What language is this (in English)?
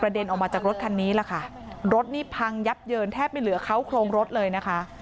Thai